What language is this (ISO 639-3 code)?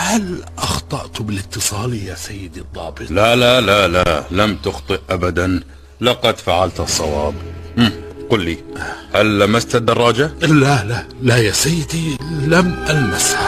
ara